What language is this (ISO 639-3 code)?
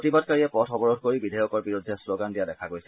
asm